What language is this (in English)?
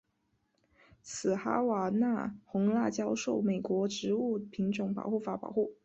Chinese